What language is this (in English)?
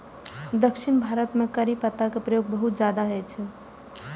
Maithili